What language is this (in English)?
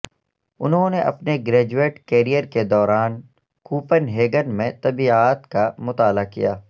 Urdu